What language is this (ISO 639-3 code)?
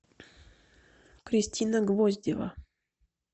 rus